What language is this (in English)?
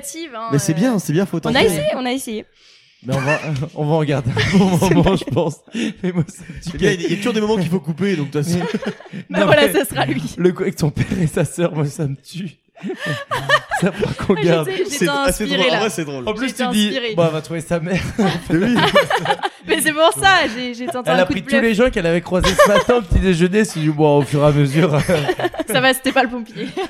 French